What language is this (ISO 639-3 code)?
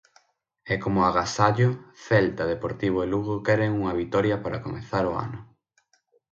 glg